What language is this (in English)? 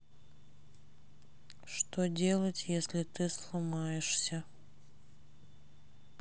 Russian